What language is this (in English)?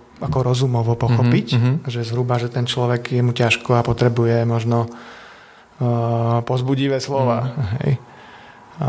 Slovak